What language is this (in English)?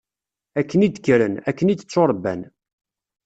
Kabyle